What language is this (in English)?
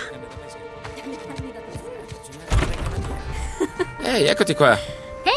Italian